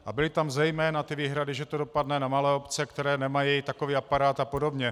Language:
Czech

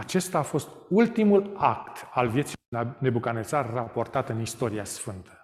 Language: Romanian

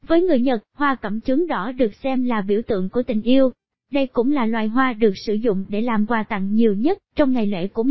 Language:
Vietnamese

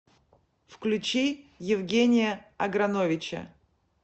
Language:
Russian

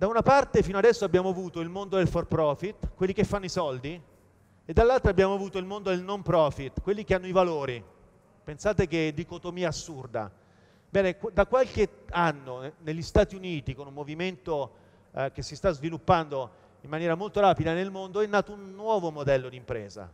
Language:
Italian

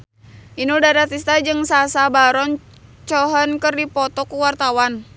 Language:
Sundanese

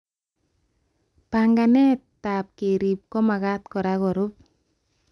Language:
Kalenjin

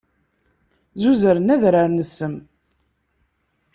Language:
Kabyle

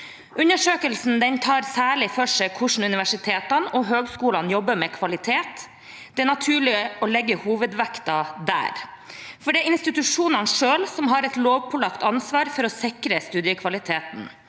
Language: Norwegian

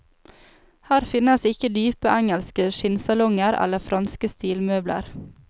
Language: Norwegian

